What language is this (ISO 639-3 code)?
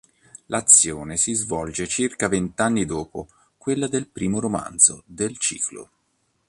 ita